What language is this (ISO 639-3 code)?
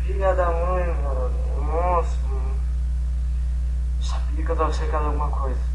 por